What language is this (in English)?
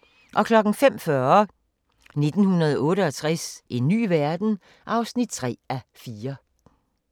Danish